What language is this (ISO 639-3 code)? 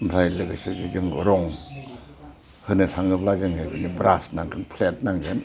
brx